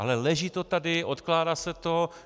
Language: Czech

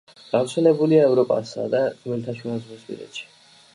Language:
Georgian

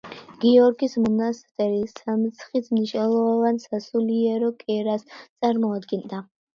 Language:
Georgian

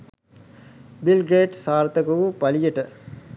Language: Sinhala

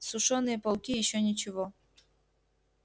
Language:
Russian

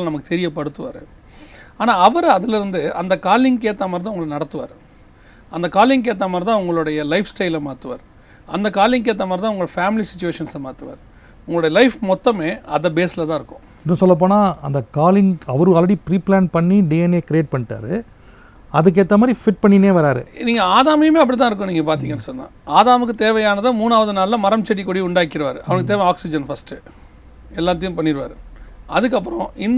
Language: Tamil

